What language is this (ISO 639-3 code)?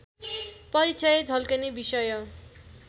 nep